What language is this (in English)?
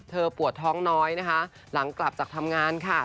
Thai